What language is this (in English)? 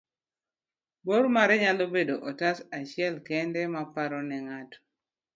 Luo (Kenya and Tanzania)